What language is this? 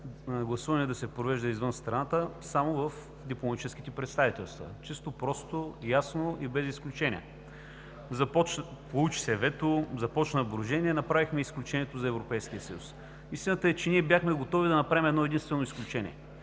Bulgarian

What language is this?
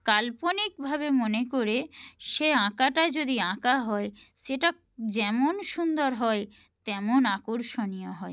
Bangla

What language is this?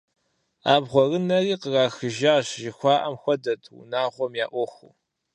Kabardian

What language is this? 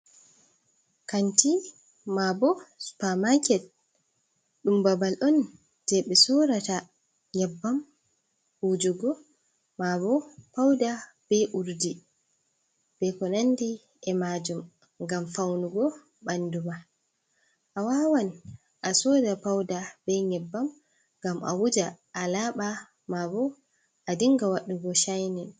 Fula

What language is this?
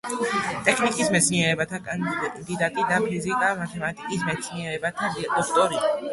Georgian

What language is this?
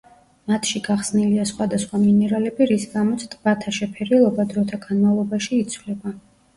Georgian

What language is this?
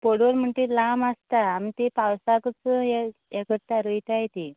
Konkani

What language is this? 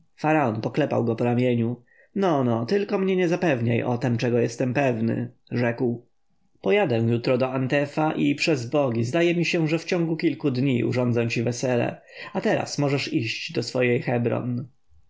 Polish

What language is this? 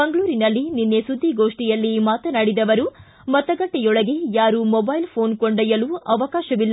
Kannada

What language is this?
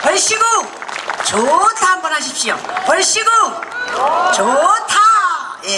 Korean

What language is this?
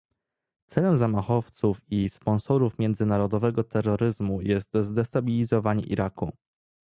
Polish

